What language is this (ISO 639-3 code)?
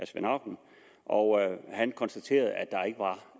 dan